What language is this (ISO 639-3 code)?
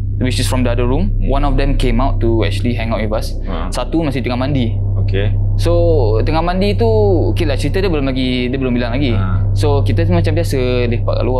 msa